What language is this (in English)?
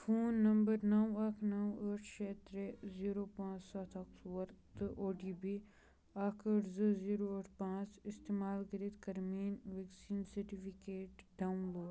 Kashmiri